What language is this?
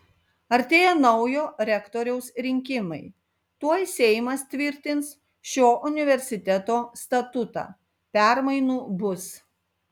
Lithuanian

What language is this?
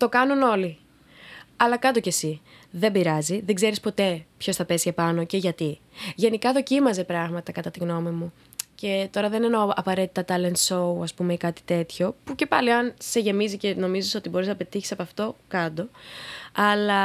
Greek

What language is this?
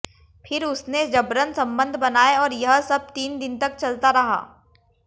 Hindi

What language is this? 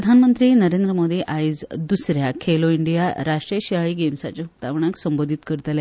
Konkani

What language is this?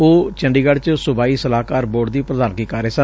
Punjabi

